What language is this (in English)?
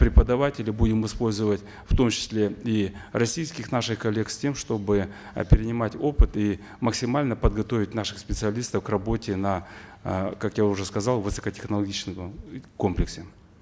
Kazakh